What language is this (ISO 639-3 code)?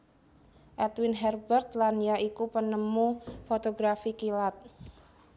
jav